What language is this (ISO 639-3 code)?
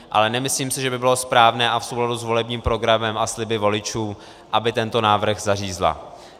ces